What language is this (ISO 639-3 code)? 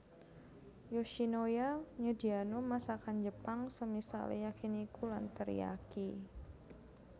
jav